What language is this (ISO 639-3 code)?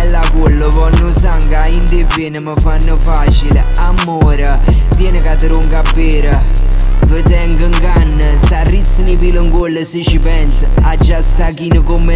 ita